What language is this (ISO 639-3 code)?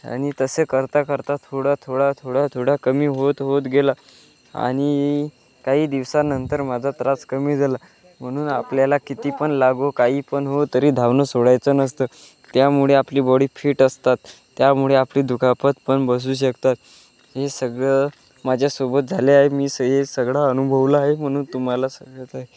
mar